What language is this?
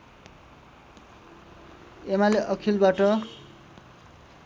Nepali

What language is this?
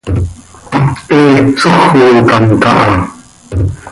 Seri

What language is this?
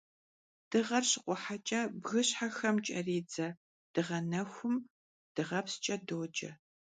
Kabardian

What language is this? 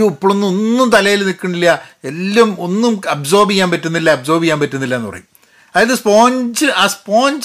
Malayalam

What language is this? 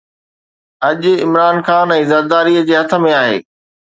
Sindhi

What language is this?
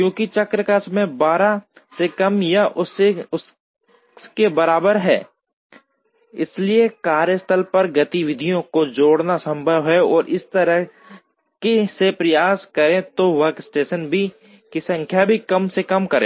Hindi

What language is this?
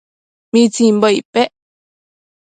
Matsés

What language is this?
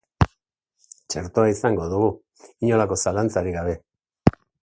Basque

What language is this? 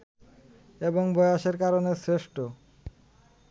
Bangla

